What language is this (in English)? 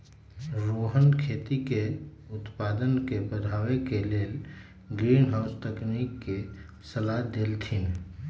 Magahi